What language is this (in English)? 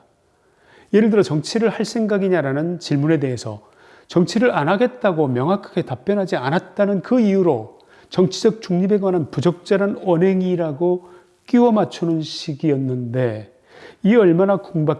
Korean